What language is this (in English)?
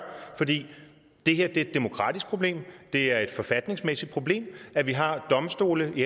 Danish